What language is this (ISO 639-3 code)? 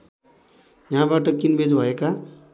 nep